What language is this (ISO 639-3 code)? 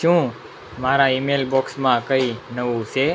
guj